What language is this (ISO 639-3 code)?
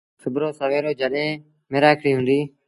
sbn